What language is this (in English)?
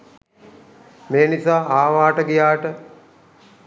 Sinhala